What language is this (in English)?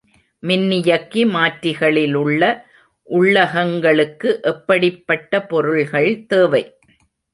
Tamil